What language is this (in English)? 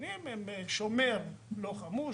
Hebrew